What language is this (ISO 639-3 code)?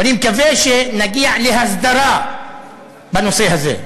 heb